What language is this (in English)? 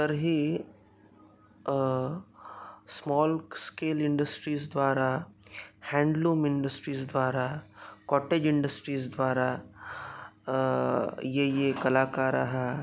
Sanskrit